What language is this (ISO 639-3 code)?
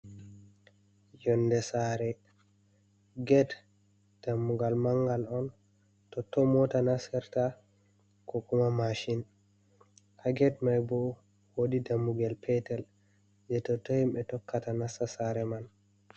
ful